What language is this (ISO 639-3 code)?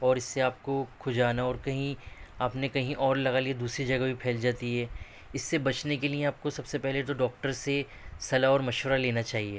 urd